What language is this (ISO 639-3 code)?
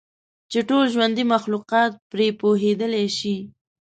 pus